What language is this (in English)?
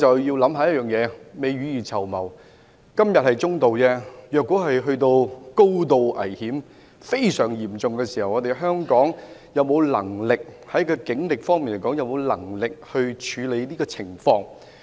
Cantonese